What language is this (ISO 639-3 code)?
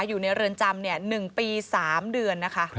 tha